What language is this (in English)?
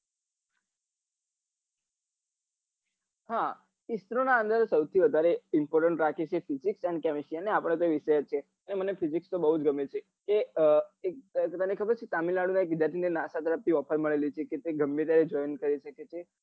Gujarati